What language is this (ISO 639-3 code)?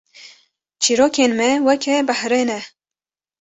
kur